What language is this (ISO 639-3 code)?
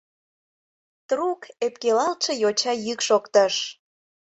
chm